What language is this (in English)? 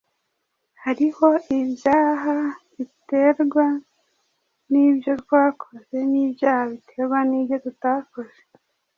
Kinyarwanda